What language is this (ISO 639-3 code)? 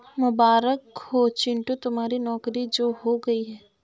hin